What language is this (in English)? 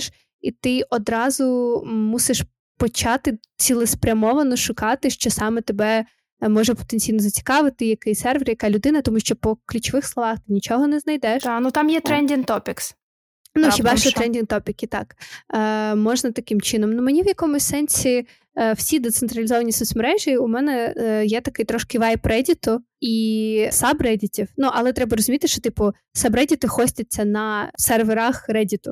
Ukrainian